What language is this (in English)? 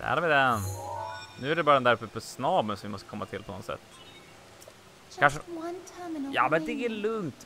Swedish